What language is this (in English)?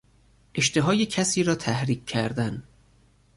Persian